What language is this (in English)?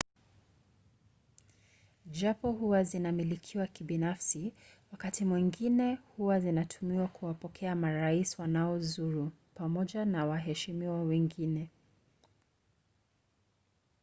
Swahili